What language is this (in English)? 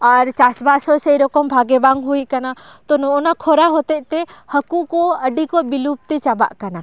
Santali